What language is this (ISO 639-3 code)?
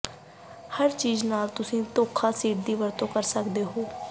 pan